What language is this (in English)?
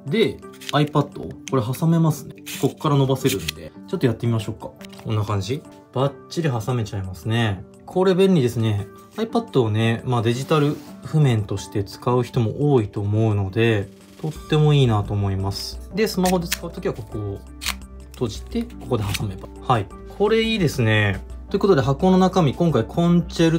Japanese